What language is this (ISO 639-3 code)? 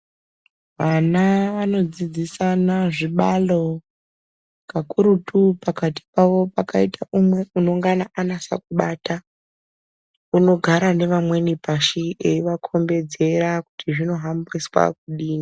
ndc